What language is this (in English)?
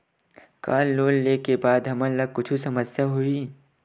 Chhattisgarhi